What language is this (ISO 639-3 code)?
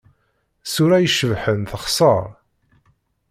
kab